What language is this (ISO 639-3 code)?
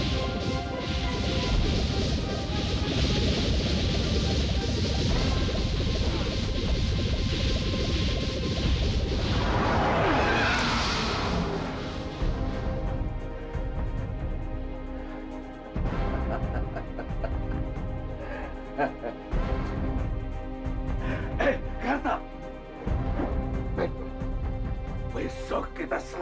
ind